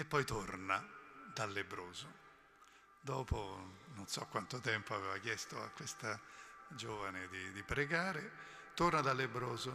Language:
Italian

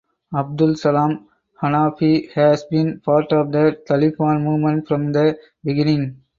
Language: English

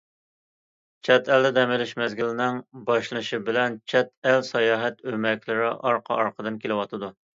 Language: Uyghur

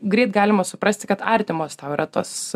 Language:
Lithuanian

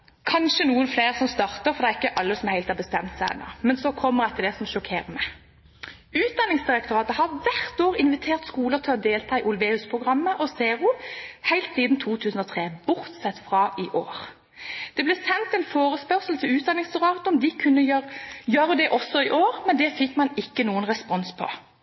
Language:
Norwegian Bokmål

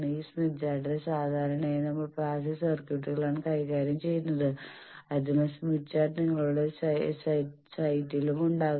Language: Malayalam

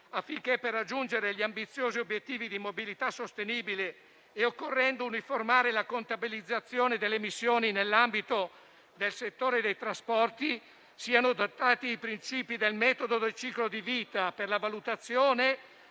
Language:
Italian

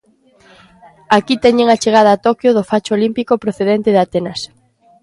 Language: Galician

